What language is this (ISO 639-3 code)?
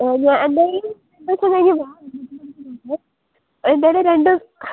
mal